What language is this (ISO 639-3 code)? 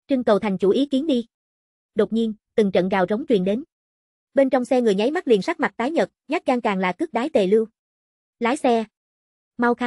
vie